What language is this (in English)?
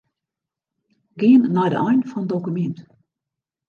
Western Frisian